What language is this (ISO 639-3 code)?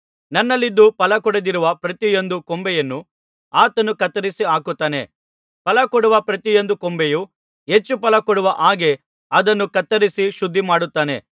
kan